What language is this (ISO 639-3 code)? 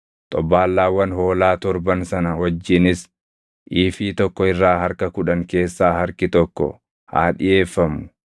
orm